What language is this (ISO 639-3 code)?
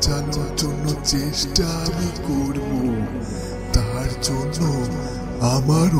hin